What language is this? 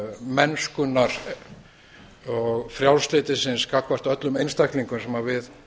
Icelandic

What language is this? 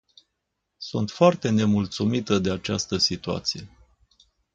Romanian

